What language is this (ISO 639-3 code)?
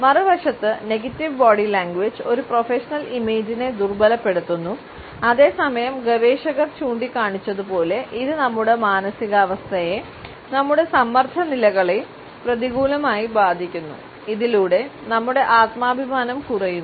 mal